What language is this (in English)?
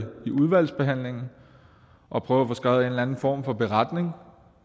Danish